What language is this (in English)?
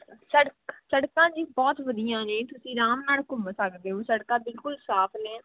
Punjabi